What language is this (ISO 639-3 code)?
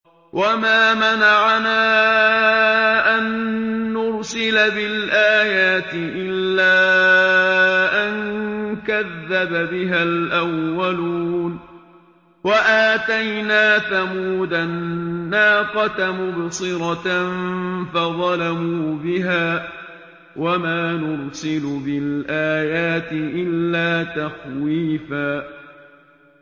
ara